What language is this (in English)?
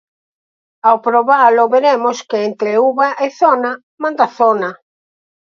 Galician